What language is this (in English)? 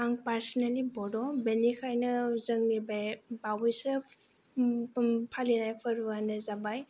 Bodo